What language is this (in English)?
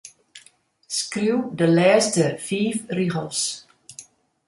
Western Frisian